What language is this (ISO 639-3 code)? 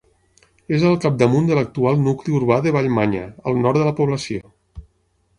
cat